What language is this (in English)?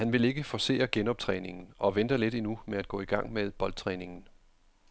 Danish